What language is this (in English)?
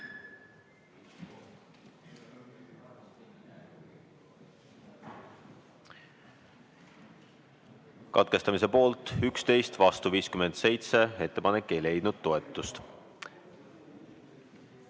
Estonian